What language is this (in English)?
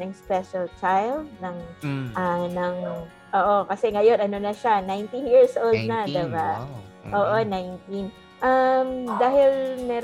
Filipino